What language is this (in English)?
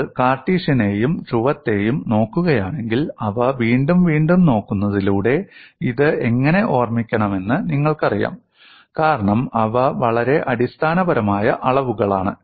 Malayalam